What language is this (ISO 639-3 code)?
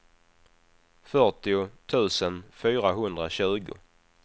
swe